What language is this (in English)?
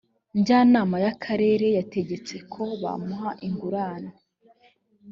Kinyarwanda